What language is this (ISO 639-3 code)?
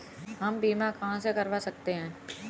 hin